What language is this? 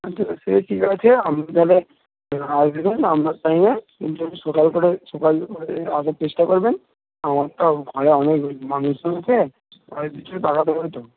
Bangla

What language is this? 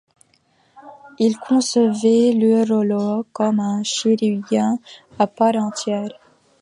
French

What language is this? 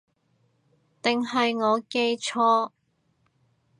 Cantonese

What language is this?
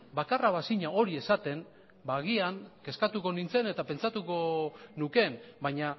Basque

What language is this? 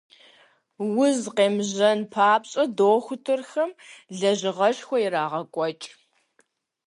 Kabardian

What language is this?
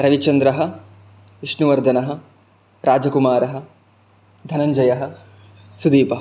Sanskrit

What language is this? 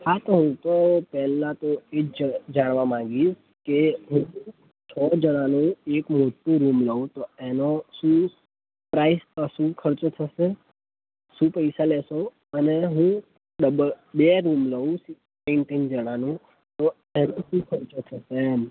Gujarati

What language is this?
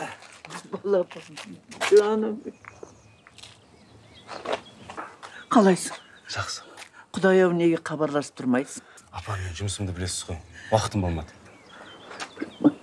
Turkish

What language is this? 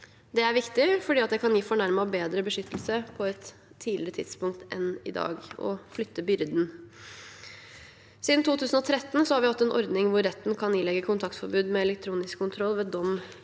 Norwegian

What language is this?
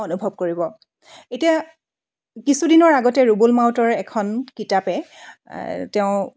Assamese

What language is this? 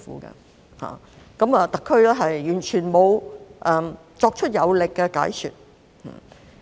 Cantonese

